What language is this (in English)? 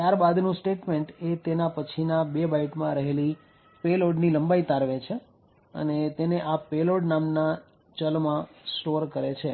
Gujarati